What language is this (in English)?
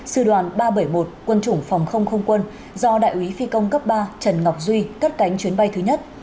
Vietnamese